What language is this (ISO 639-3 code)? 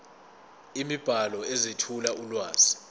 zul